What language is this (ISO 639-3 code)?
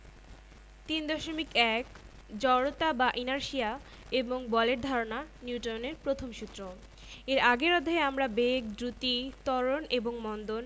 ben